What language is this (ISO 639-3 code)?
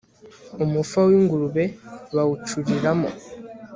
kin